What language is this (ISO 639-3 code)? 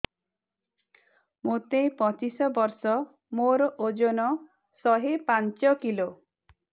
ori